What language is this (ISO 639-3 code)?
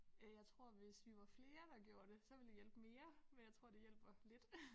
dan